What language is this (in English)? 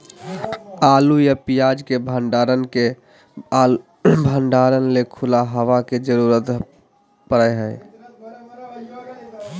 Magahi